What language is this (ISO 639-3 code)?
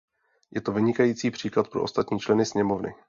ces